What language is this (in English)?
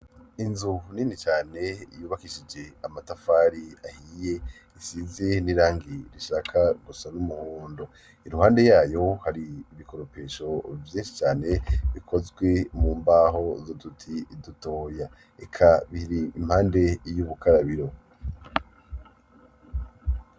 Rundi